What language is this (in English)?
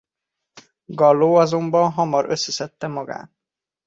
Hungarian